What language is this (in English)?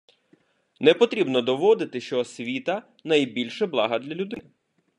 Ukrainian